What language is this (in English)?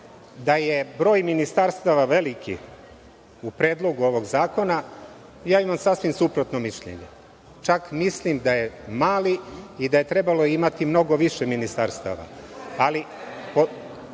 Serbian